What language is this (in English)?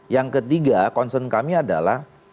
Indonesian